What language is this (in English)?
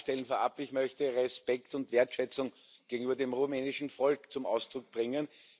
German